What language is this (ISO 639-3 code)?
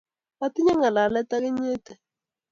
kln